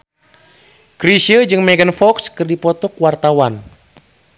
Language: Sundanese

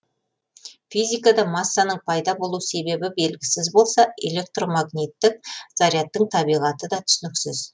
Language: Kazakh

